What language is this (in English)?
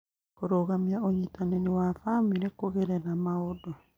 Kikuyu